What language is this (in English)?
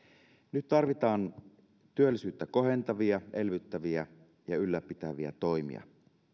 Finnish